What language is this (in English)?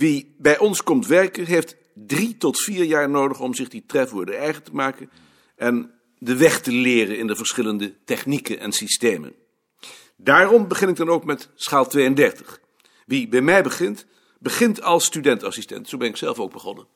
Dutch